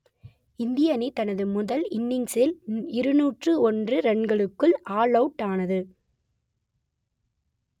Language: Tamil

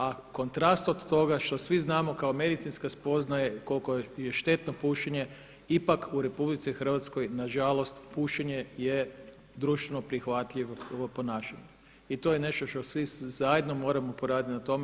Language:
Croatian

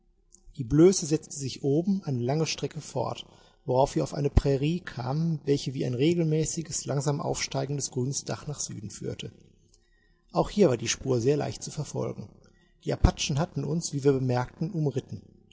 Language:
German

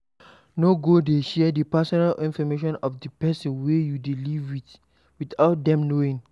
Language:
Nigerian Pidgin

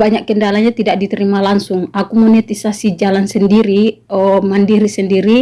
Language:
Indonesian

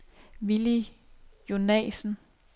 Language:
Danish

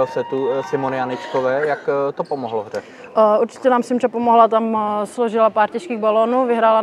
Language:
Czech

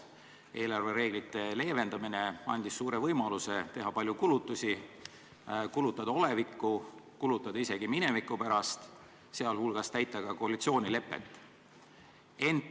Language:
Estonian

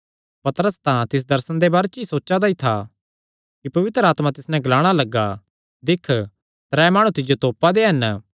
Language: Kangri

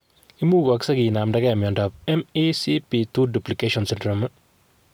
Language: Kalenjin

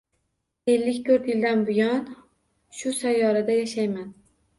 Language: Uzbek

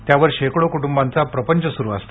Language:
Marathi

